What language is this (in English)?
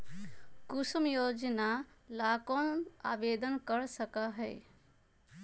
Magahi